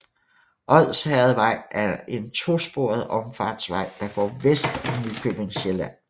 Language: Danish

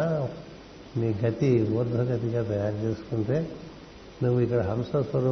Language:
Telugu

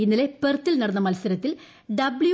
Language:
Malayalam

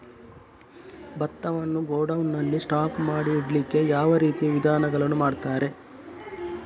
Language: Kannada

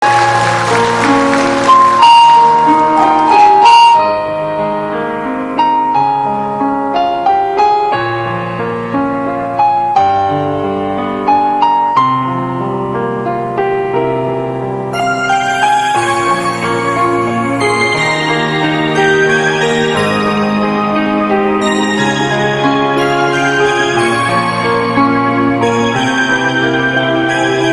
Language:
Vietnamese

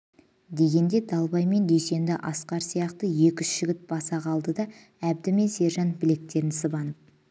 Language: Kazakh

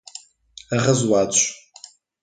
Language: Portuguese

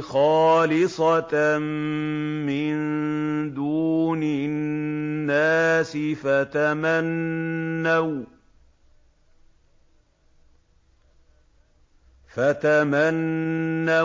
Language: Arabic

